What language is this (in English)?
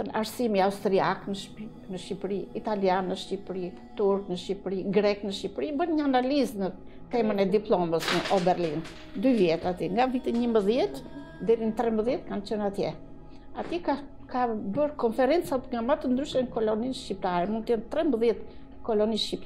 Romanian